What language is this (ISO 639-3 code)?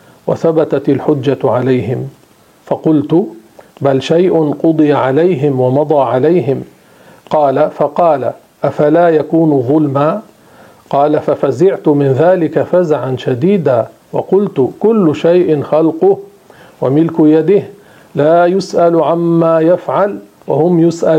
ara